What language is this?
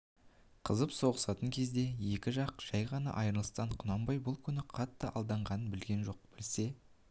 Kazakh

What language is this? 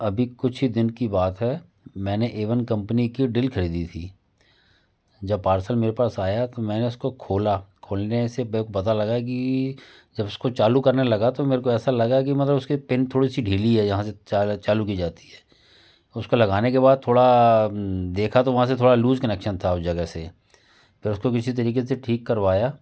Hindi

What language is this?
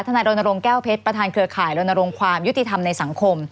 Thai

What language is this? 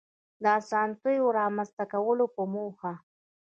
Pashto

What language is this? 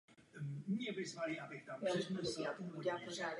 Czech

